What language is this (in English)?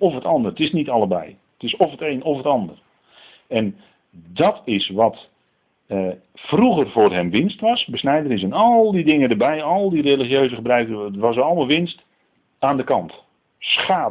Dutch